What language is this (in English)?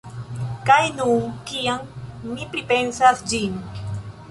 Esperanto